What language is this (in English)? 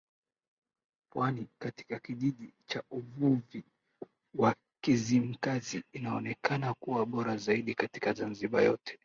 Swahili